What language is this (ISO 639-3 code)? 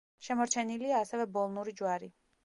kat